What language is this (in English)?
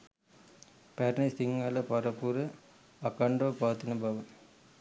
Sinhala